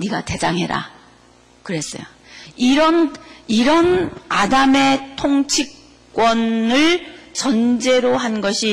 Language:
Korean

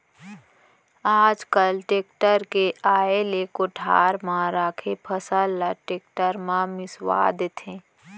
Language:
Chhattisgarhi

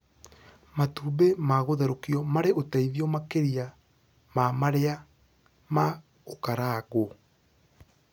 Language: Kikuyu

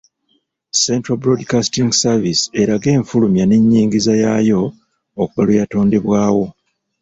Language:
Ganda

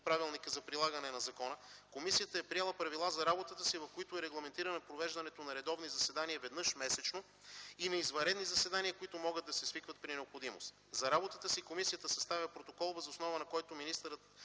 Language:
Bulgarian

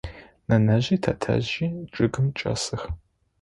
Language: Adyghe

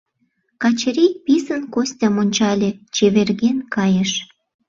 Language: Mari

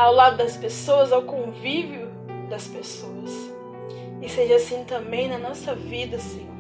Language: Portuguese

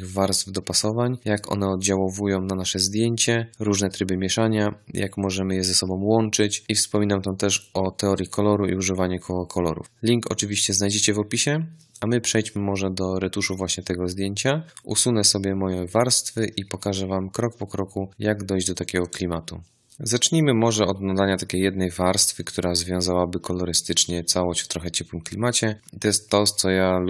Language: Polish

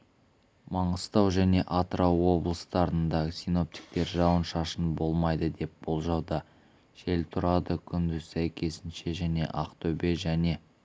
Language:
Kazakh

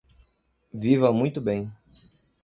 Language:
Portuguese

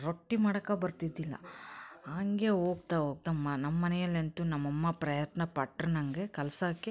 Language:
Kannada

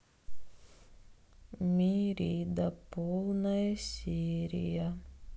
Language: Russian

